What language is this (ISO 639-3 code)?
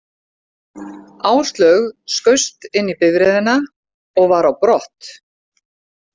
isl